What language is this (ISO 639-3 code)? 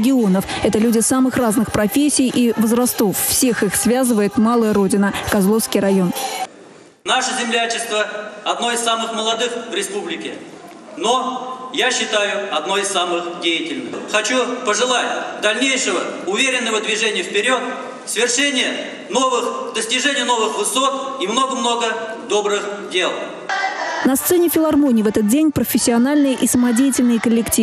rus